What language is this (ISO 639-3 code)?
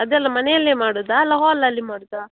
kan